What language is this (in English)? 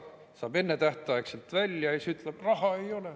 Estonian